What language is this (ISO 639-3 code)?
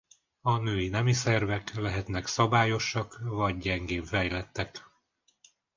hun